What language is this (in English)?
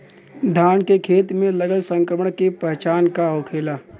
Bhojpuri